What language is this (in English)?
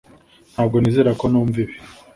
Kinyarwanda